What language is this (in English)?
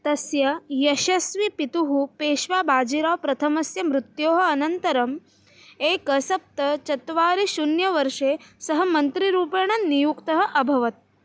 Sanskrit